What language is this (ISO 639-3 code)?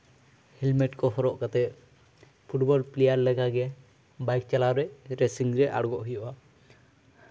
sat